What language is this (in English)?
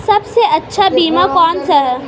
Hindi